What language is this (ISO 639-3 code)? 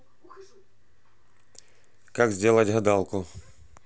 rus